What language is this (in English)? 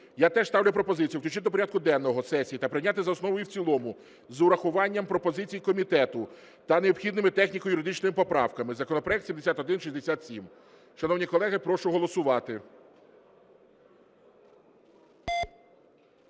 Ukrainian